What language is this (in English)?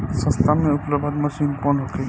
Bhojpuri